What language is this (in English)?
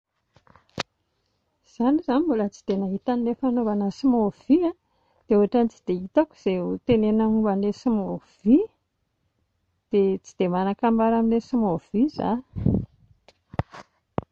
Malagasy